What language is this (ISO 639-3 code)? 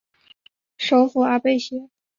zho